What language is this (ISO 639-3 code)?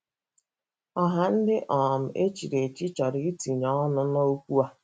ibo